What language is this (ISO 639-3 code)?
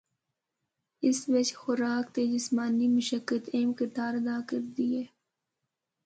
hno